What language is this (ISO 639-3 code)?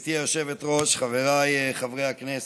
heb